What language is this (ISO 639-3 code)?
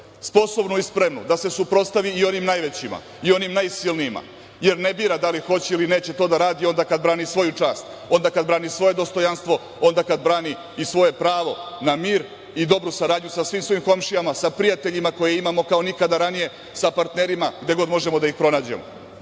srp